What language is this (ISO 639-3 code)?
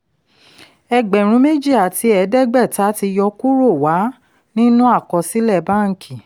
yor